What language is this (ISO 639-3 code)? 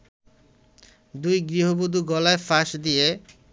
ben